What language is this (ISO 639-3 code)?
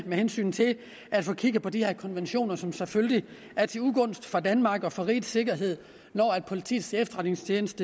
dan